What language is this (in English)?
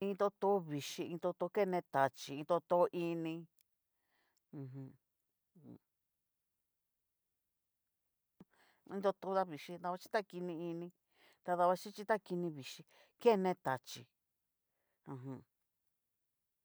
Cacaloxtepec Mixtec